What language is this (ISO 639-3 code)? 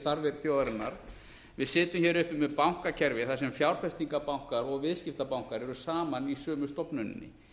isl